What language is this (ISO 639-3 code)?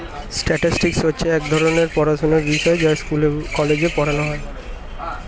ben